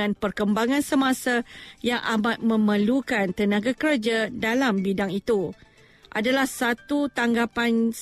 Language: Malay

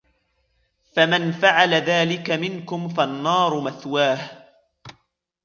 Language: Arabic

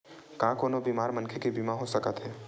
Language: Chhattisgarhi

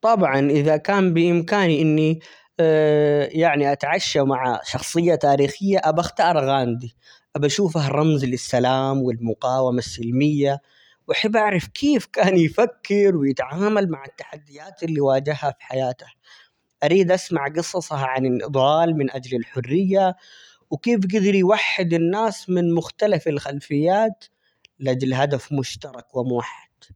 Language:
Omani Arabic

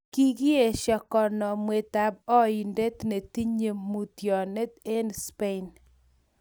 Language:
Kalenjin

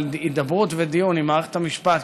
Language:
Hebrew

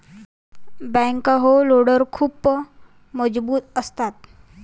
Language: Marathi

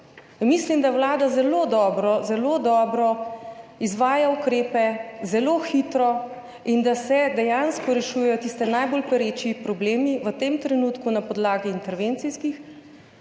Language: Slovenian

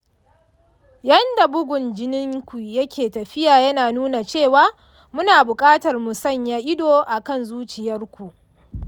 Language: Hausa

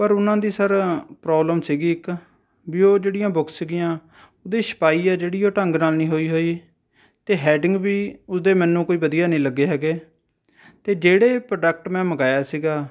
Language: Punjabi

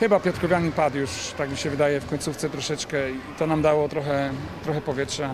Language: Polish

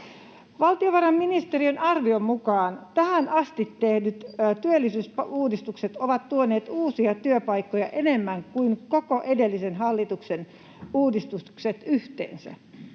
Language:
Finnish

